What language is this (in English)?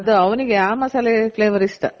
Kannada